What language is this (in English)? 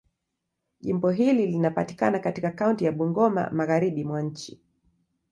Swahili